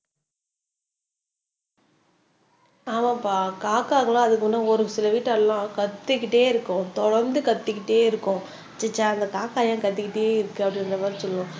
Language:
Tamil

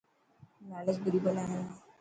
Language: Dhatki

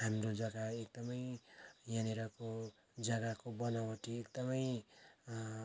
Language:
Nepali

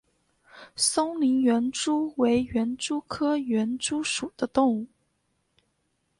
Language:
Chinese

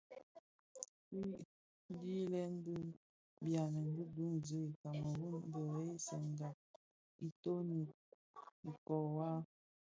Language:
Bafia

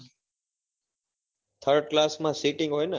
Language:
Gujarati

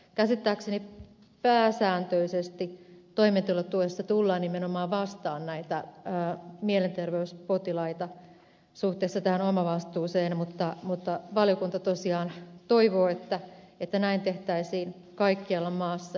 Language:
Finnish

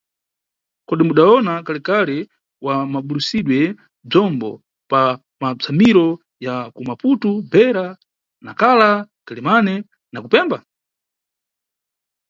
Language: Nyungwe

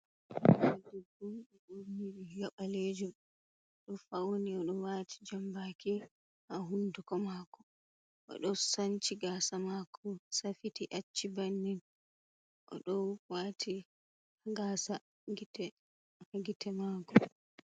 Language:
Fula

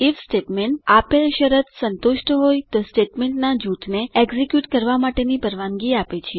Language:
Gujarati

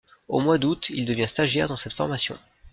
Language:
French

